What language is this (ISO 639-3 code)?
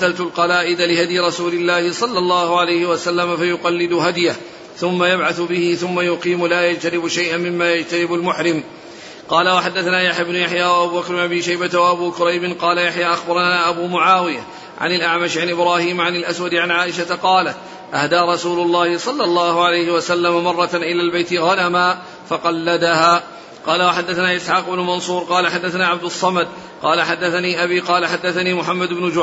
ara